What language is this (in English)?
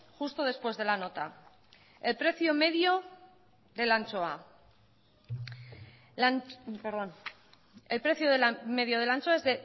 Spanish